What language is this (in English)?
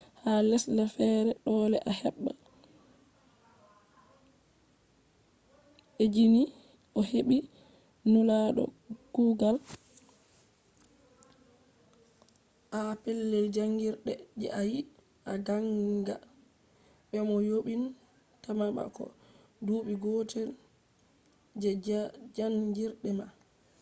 Fula